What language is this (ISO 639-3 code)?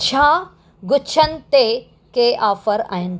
snd